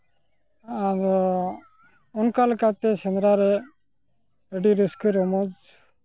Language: Santali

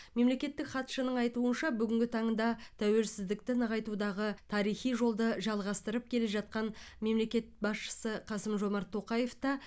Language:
Kazakh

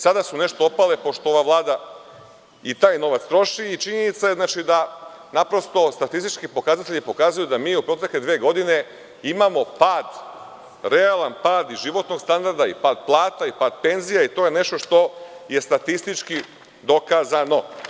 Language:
Serbian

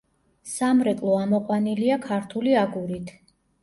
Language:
Georgian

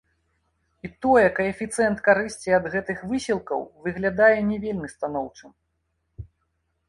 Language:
Belarusian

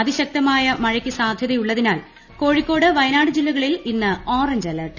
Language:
Malayalam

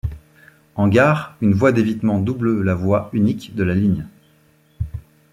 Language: French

